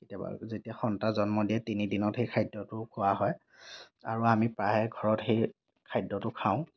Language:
Assamese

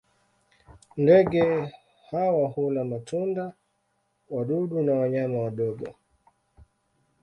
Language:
Swahili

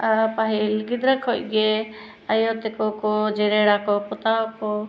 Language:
Santali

